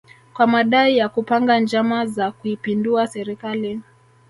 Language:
Swahili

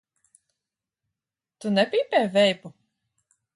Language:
Latvian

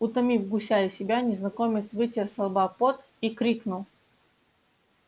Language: Russian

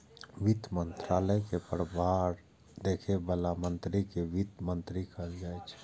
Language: Maithili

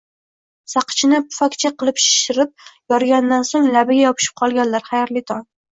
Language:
Uzbek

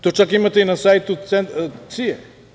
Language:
Serbian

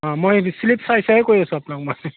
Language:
Assamese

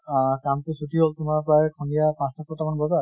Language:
Assamese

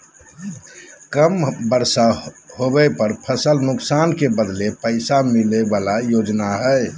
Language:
Magahi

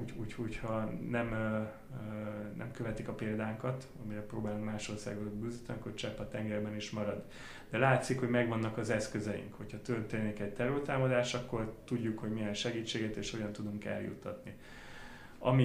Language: Hungarian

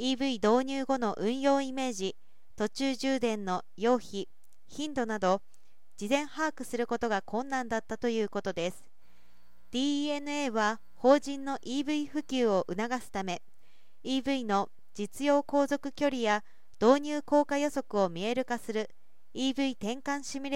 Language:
Japanese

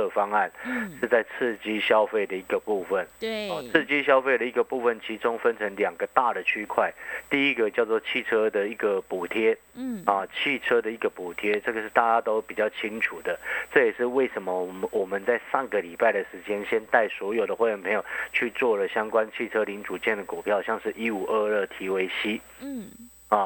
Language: Chinese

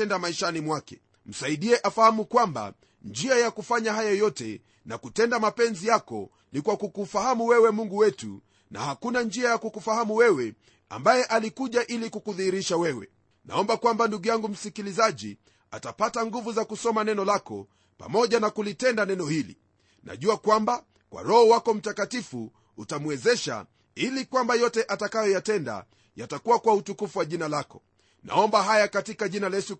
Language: Swahili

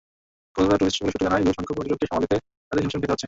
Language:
Bangla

